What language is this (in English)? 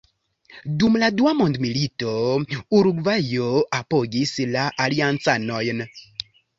Esperanto